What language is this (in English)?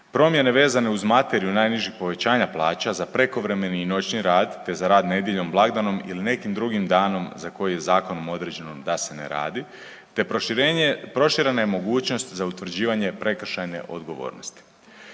Croatian